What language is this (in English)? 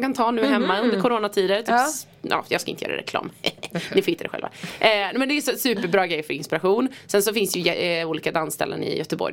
Swedish